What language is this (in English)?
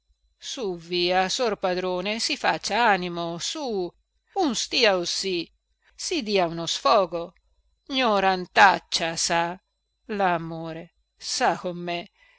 Italian